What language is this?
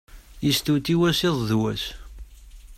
Kabyle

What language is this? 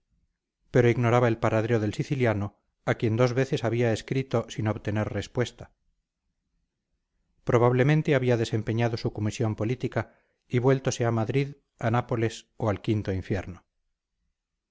Spanish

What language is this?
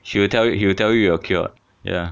English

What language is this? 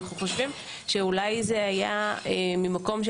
Hebrew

